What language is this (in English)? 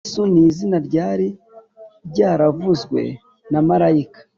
Kinyarwanda